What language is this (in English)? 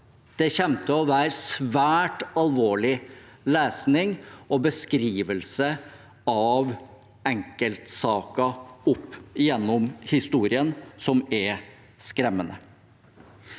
Norwegian